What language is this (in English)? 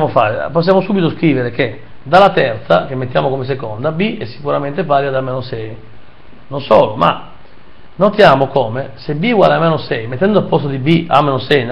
Italian